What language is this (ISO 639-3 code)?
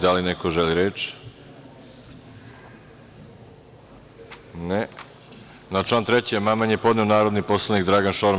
srp